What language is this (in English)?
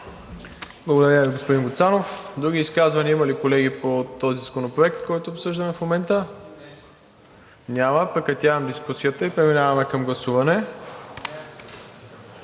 Bulgarian